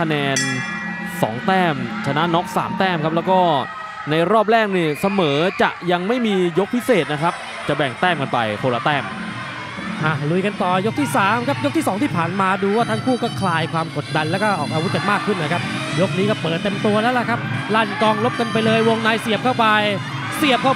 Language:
Thai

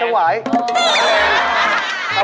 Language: Thai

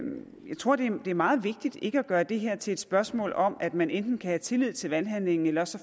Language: Danish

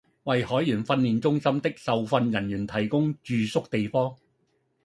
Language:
Cantonese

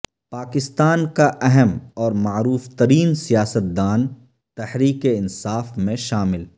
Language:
Urdu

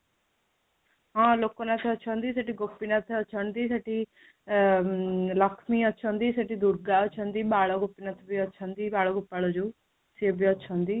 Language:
Odia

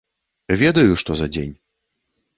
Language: Belarusian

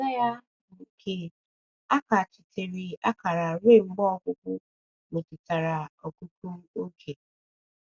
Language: Igbo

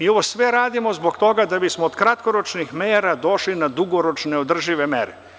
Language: Serbian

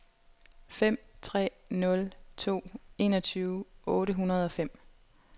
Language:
Danish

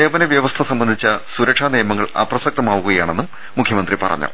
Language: Malayalam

